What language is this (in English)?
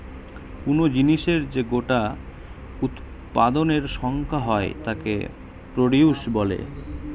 Bangla